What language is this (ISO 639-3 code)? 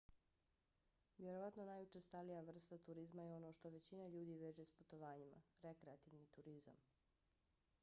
bos